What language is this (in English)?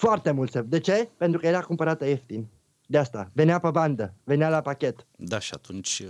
Romanian